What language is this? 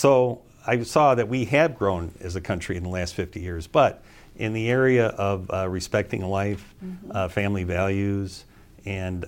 English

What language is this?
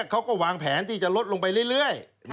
Thai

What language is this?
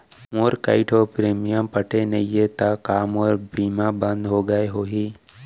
Chhattisgarhi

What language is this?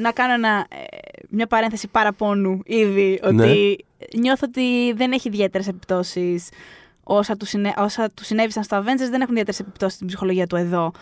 Greek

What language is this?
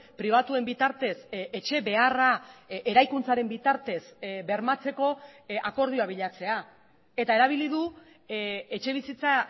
Basque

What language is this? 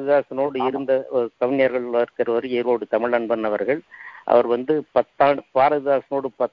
Tamil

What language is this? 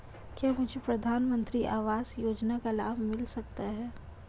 Hindi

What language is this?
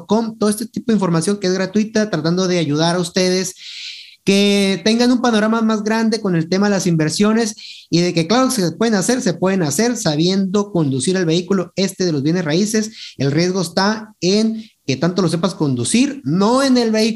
Spanish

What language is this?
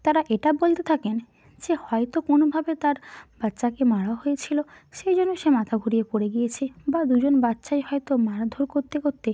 Bangla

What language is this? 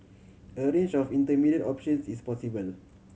English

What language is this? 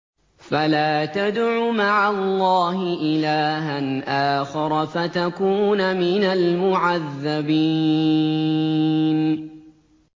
Arabic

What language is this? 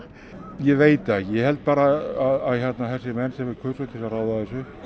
Icelandic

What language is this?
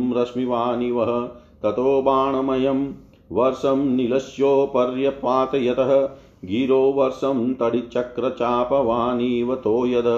Hindi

